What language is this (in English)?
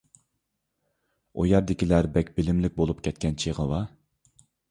Uyghur